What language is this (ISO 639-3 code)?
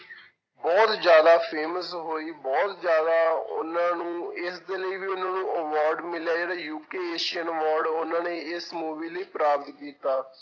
pan